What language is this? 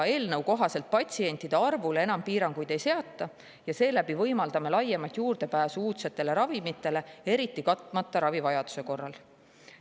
Estonian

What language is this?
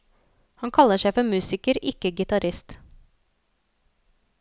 Norwegian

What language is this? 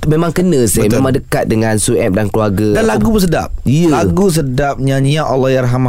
Malay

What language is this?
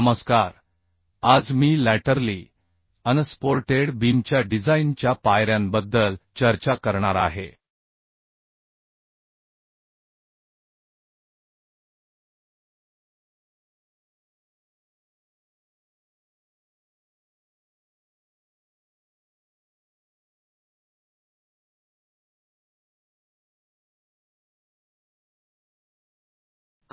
Marathi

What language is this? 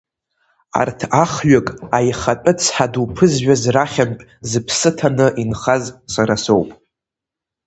Abkhazian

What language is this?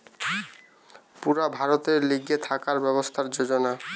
Bangla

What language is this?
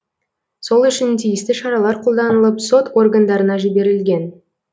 Kazakh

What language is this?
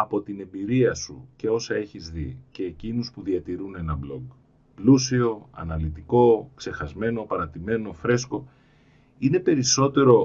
Greek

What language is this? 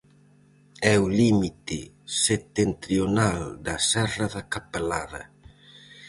Galician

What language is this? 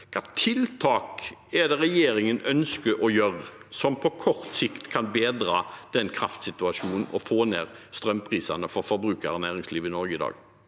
Norwegian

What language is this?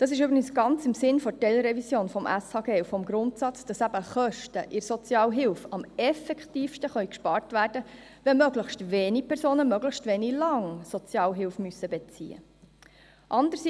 Swiss German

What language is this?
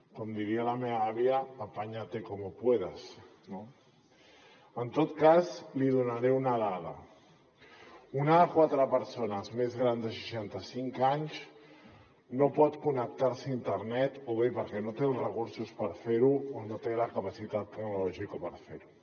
Catalan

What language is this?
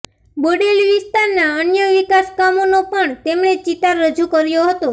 Gujarati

